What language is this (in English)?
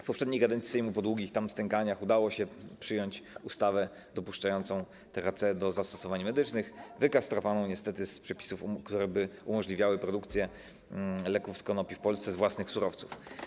Polish